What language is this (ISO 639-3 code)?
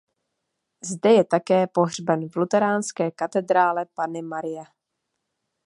ces